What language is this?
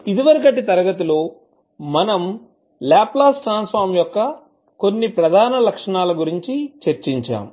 Telugu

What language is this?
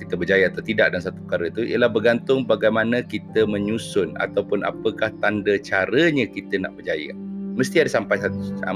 Malay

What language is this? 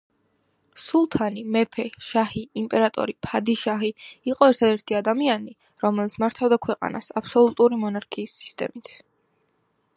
Georgian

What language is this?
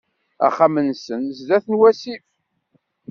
Kabyle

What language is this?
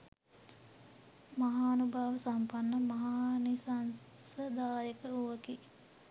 Sinhala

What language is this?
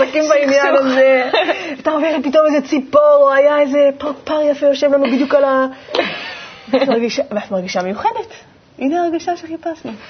Hebrew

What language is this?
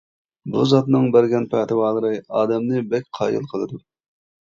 Uyghur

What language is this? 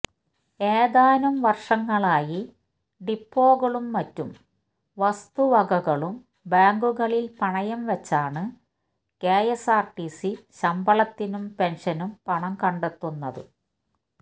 Malayalam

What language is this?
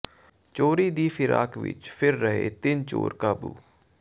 Punjabi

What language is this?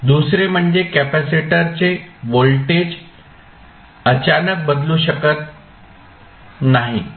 Marathi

